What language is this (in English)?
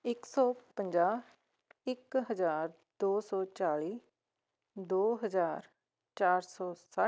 Punjabi